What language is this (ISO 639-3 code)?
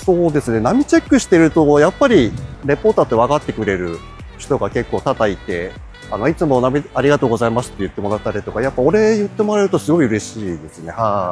jpn